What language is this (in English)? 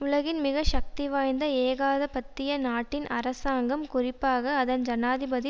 Tamil